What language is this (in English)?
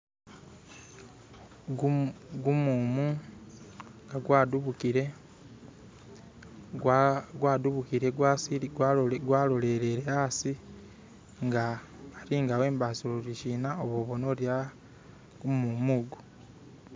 Masaaba